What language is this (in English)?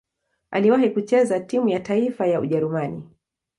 Swahili